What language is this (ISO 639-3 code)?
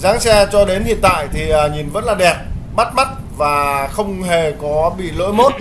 vie